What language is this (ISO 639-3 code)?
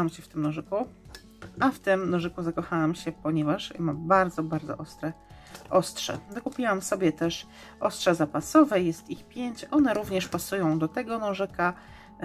pol